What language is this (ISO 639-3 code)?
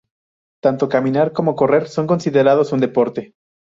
spa